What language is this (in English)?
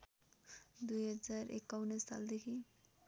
Nepali